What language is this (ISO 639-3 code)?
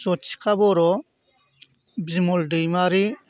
brx